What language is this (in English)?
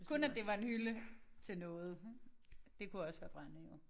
Danish